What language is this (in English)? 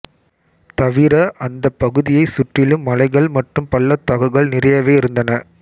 Tamil